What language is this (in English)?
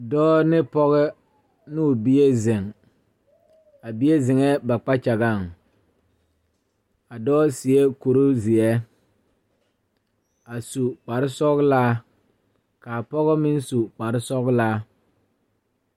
Southern Dagaare